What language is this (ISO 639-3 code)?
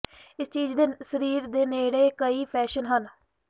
pan